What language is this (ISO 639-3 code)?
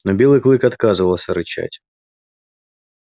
rus